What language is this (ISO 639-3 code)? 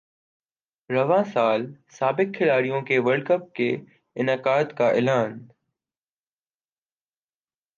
urd